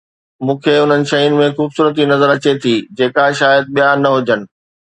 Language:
Sindhi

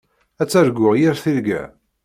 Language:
Kabyle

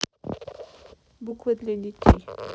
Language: Russian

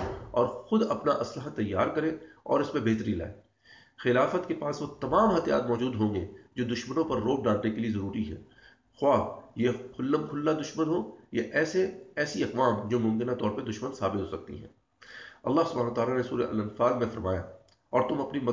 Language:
Urdu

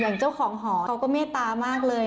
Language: Thai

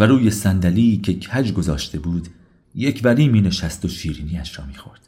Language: Persian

